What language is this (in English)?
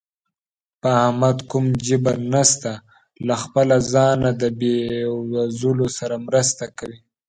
Pashto